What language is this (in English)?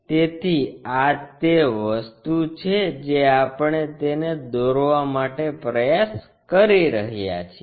Gujarati